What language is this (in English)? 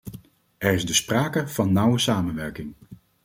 Dutch